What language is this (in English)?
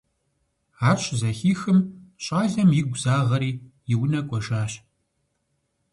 Kabardian